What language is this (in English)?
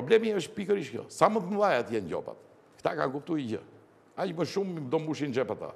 Romanian